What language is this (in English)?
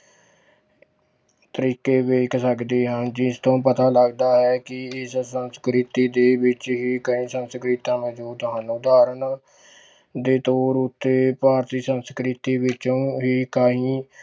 Punjabi